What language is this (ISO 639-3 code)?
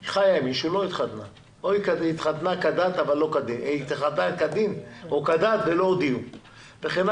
heb